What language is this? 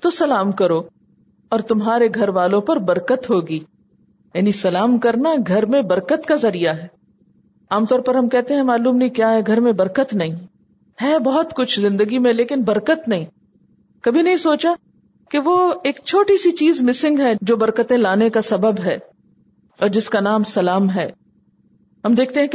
Urdu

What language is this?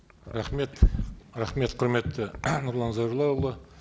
Kazakh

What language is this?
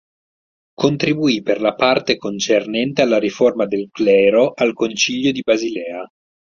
Italian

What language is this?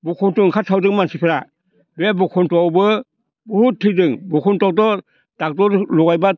Bodo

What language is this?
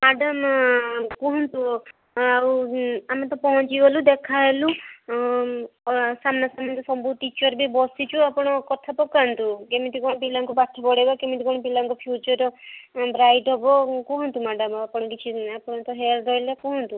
Odia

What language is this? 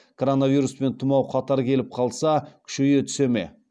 Kazakh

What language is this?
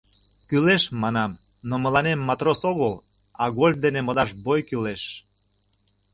Mari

